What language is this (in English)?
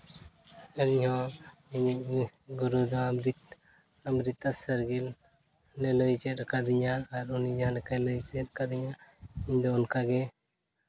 Santali